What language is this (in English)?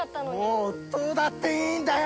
Japanese